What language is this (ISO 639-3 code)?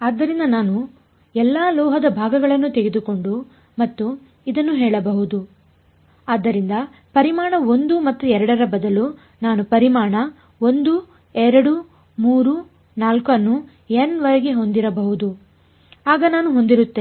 kan